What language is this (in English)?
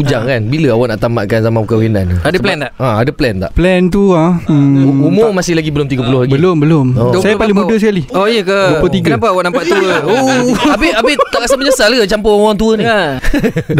Malay